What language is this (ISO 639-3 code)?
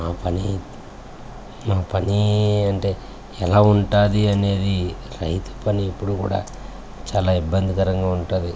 tel